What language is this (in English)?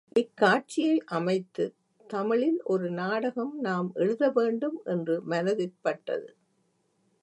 Tamil